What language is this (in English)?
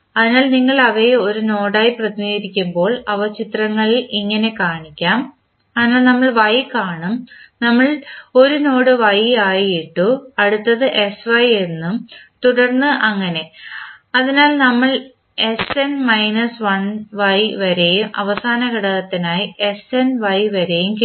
Malayalam